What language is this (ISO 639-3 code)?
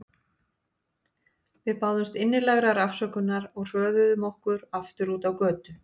isl